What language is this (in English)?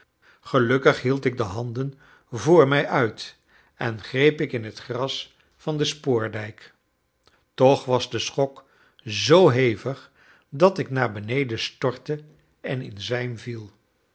Dutch